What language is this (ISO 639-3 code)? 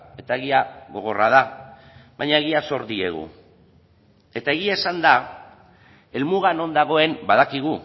eus